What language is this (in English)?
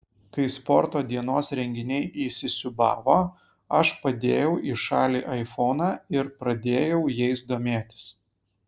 Lithuanian